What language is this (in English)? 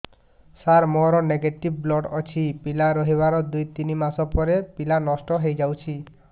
Odia